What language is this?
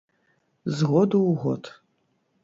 Belarusian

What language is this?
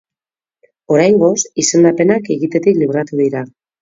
Basque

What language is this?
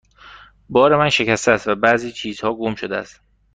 Persian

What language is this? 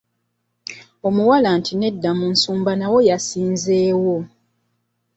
Ganda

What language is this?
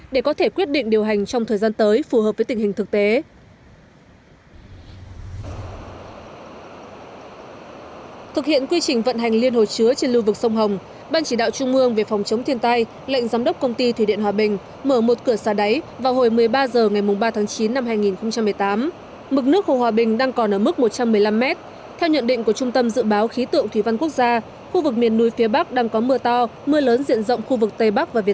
Vietnamese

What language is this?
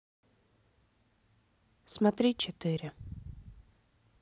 Russian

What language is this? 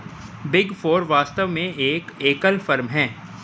Hindi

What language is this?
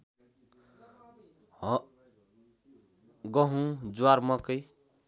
Nepali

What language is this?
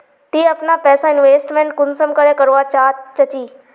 Magahi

